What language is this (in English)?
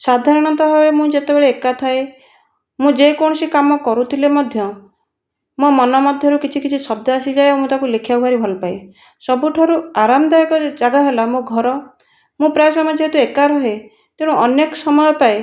Odia